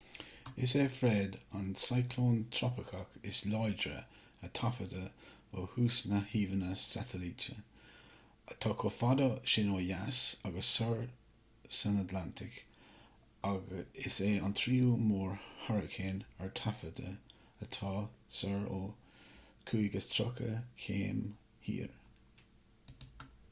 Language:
Irish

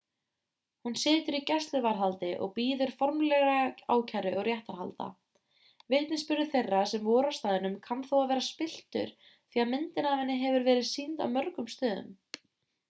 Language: Icelandic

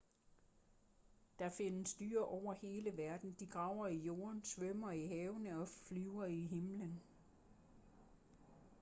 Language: Danish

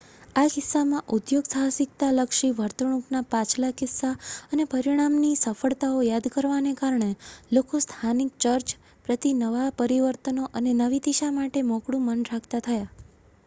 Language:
Gujarati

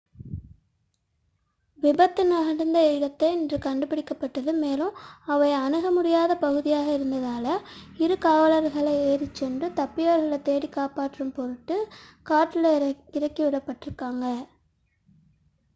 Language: Tamil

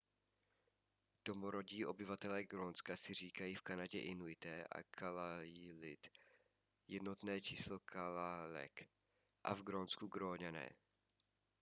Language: Czech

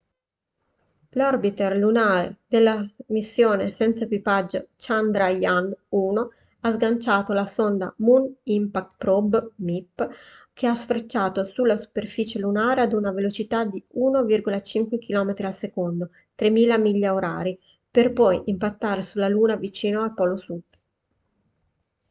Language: Italian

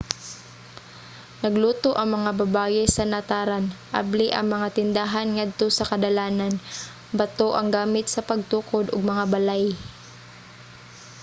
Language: Cebuano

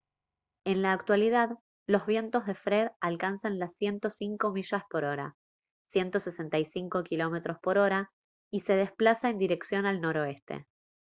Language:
Spanish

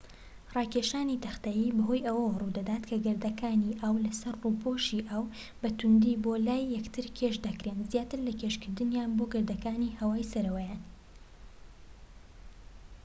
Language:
Central Kurdish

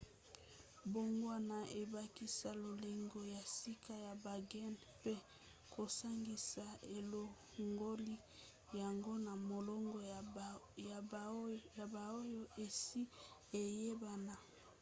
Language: Lingala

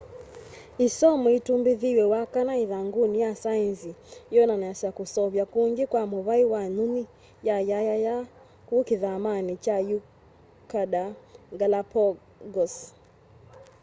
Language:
Kamba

